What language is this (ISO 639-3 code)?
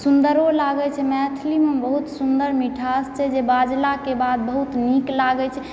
mai